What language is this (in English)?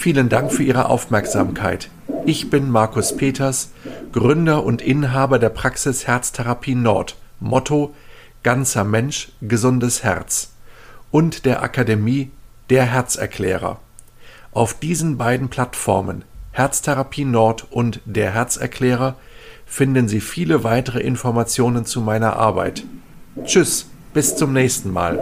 German